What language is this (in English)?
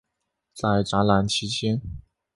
Chinese